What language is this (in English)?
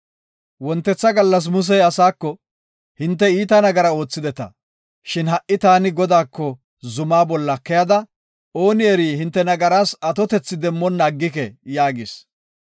Gofa